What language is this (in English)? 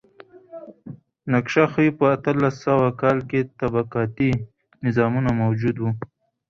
Pashto